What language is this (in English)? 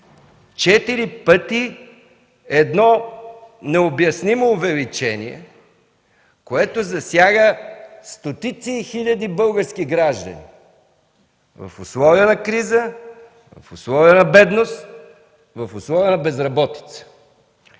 Bulgarian